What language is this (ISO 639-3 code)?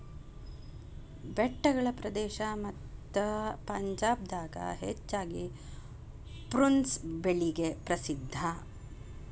kan